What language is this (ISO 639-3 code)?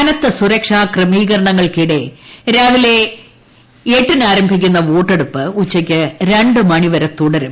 mal